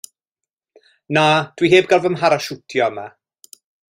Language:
Welsh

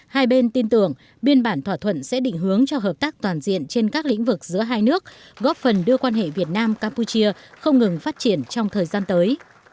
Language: Vietnamese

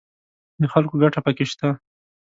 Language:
Pashto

